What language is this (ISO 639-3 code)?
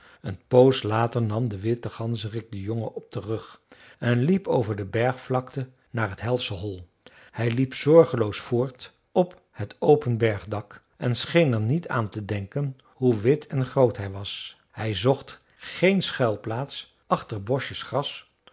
nld